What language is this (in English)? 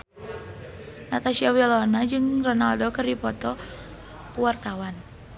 Sundanese